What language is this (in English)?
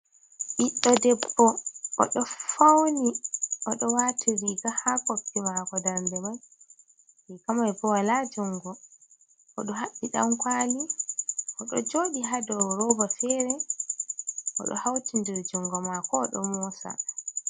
Fula